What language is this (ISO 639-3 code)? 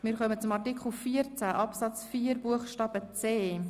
gsw